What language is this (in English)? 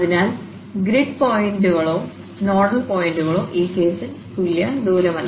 Malayalam